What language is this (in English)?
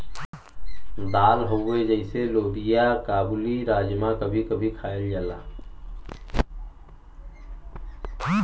Bhojpuri